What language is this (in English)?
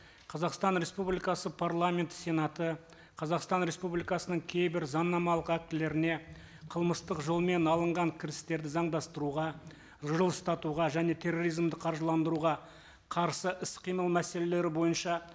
Kazakh